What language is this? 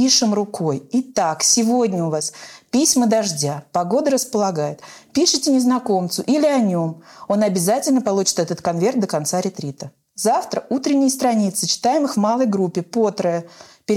Russian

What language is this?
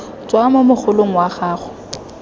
Tswana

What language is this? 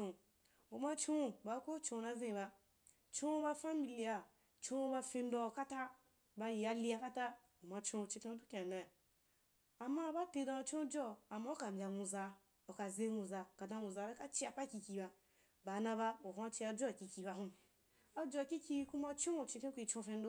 Wapan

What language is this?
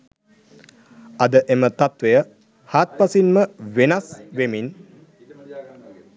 Sinhala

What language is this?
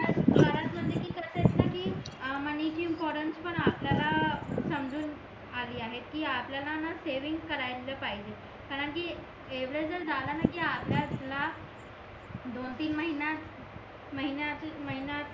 Marathi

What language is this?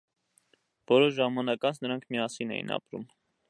Armenian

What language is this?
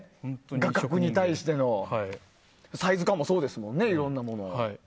Japanese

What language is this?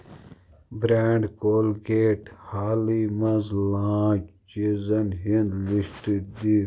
Kashmiri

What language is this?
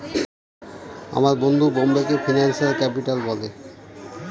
Bangla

